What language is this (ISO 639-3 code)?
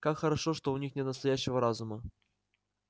rus